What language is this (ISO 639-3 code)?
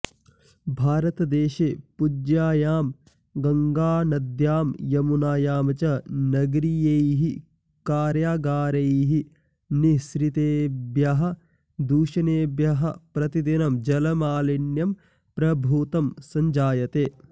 san